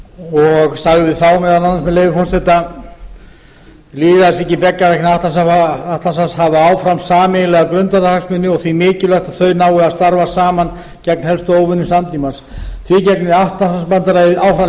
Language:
Icelandic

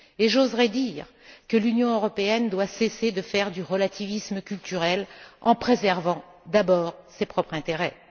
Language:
French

